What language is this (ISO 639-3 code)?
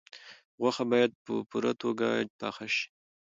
pus